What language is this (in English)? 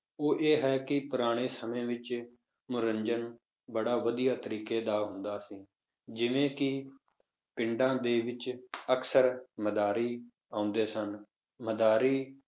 Punjabi